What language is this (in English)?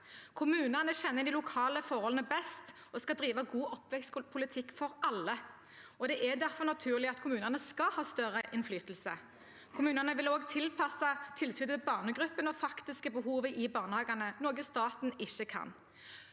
Norwegian